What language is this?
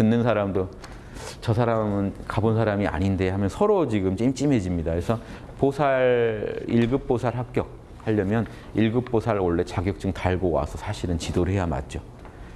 Korean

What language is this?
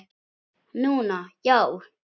Icelandic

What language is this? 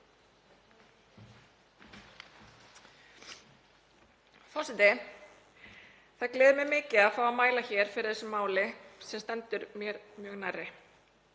Icelandic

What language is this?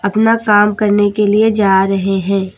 Hindi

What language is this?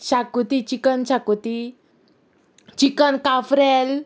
Konkani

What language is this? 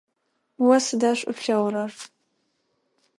Adyghe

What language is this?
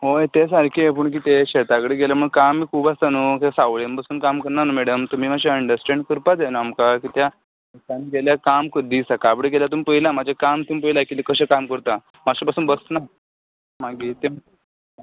Konkani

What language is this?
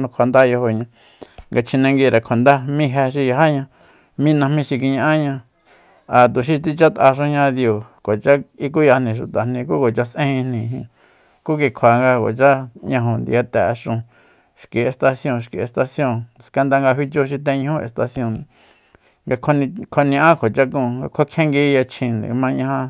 Soyaltepec Mazatec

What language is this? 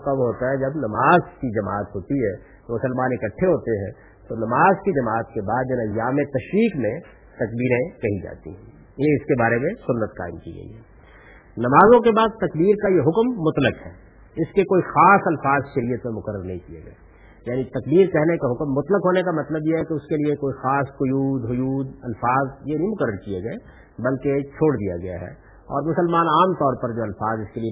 Urdu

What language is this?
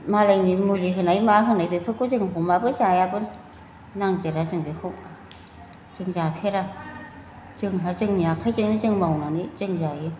Bodo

